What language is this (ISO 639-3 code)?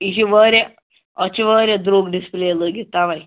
kas